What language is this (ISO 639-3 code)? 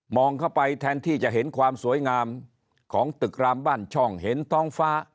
tha